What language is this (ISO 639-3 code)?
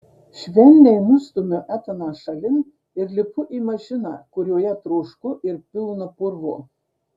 lit